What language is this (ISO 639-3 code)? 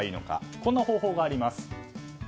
jpn